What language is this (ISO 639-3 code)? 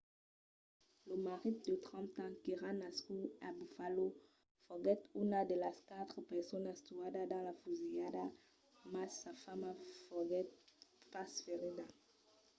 oci